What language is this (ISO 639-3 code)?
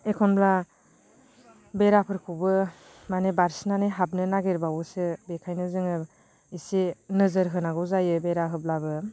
brx